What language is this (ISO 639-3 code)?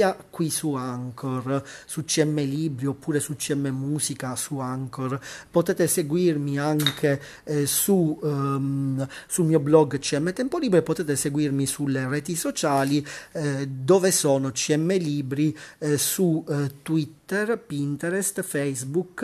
ita